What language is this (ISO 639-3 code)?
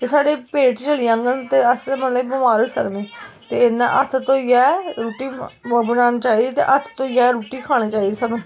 doi